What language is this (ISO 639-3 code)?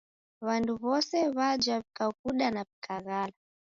dav